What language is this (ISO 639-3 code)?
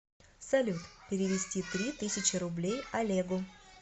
rus